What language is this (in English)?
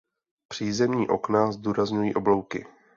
Czech